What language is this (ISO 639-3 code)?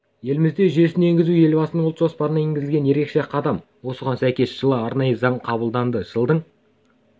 kaz